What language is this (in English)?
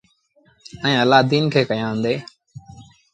Sindhi Bhil